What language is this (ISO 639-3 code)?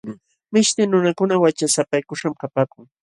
qxw